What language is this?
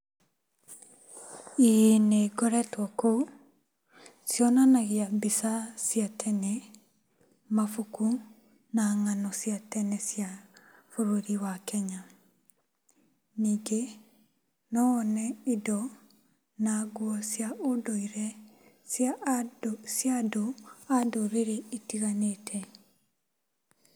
Kikuyu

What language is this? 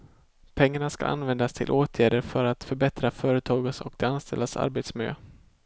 Swedish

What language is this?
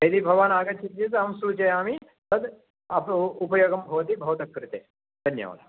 Sanskrit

